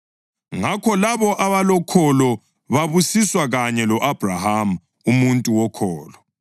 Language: North Ndebele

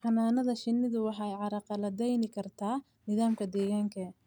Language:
Somali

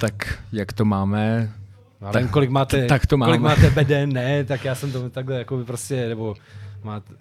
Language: Czech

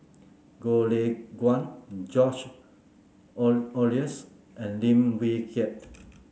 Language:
English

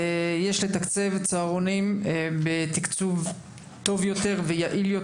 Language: Hebrew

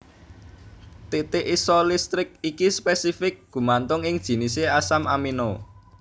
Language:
Javanese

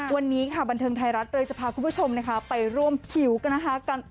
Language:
Thai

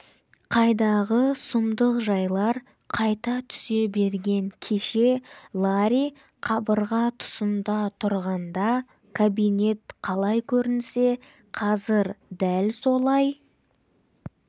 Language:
Kazakh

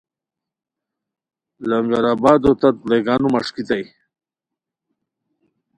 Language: Khowar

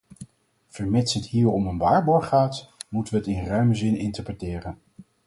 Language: Dutch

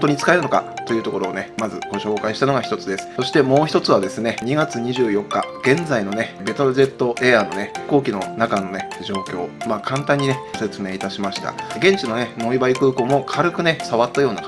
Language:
Japanese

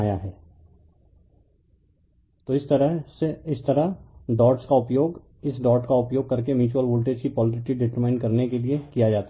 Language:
Hindi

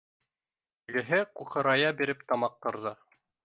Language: Bashkir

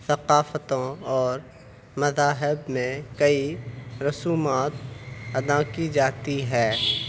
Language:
Urdu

